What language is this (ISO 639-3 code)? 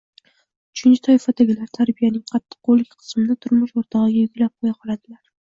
uzb